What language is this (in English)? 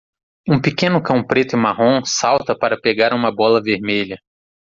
Portuguese